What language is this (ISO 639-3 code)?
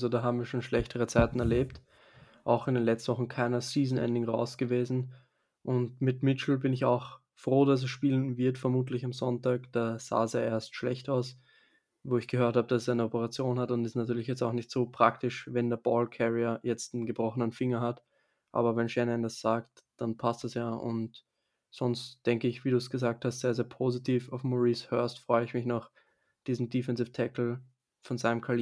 deu